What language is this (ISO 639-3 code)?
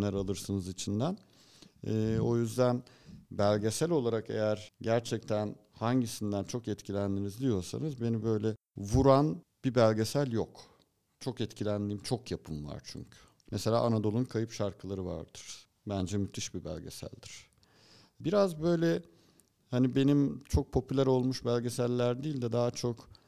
tur